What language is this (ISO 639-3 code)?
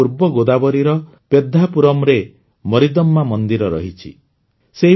ori